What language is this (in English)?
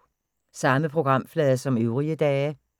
Danish